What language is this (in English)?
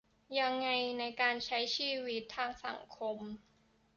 Thai